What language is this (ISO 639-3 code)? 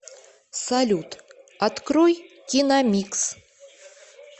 rus